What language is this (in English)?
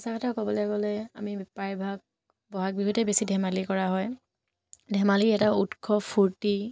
Assamese